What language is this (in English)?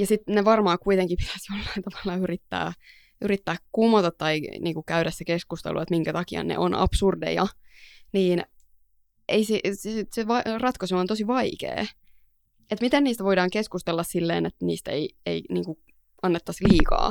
Finnish